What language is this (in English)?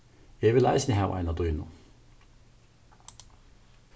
Faroese